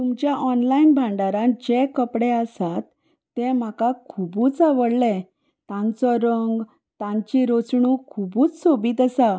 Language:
Konkani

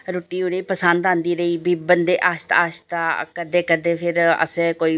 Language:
Dogri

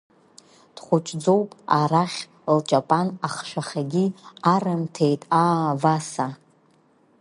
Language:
Abkhazian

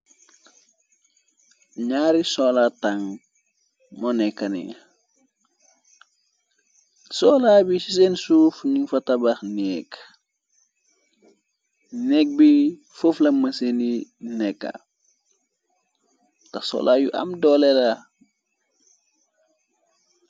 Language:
Wolof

